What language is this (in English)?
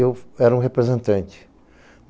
Portuguese